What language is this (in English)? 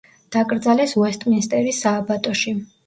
Georgian